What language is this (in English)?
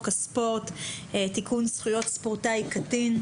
Hebrew